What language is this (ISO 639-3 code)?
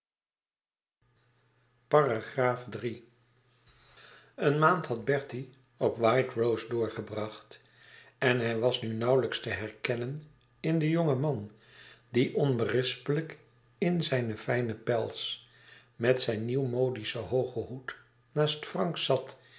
nld